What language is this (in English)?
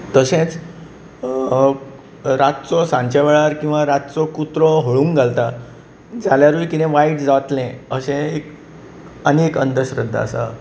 Konkani